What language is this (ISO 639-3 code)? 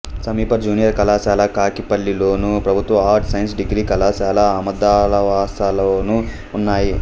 tel